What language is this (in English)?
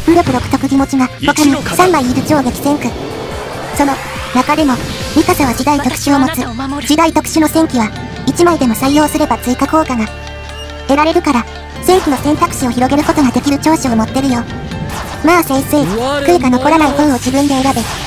Japanese